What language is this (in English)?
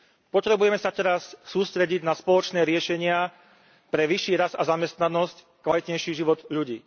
Slovak